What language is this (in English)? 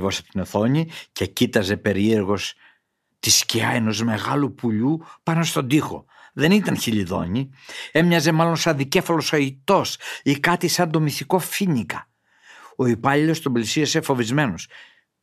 Greek